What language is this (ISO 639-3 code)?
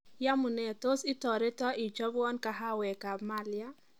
kln